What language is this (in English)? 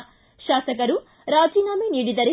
Kannada